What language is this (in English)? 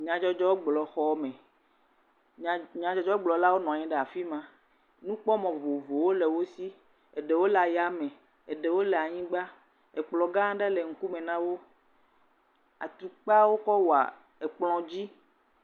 Ewe